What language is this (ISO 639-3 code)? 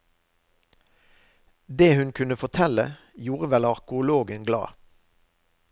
nor